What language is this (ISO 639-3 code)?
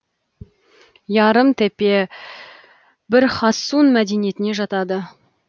kaz